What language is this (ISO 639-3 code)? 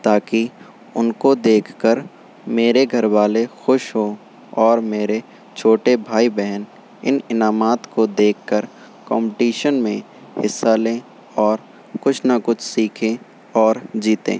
urd